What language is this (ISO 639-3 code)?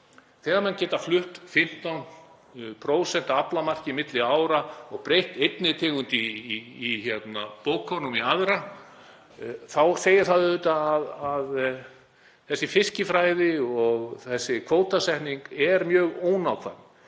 isl